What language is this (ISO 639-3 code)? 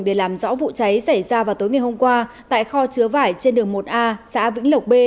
vie